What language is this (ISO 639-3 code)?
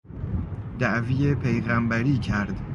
fas